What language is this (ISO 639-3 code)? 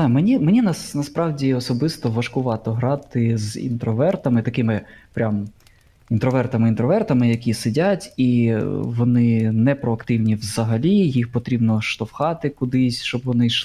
ukr